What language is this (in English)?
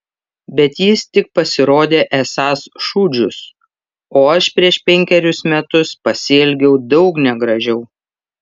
Lithuanian